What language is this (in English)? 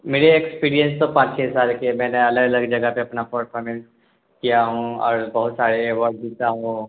Urdu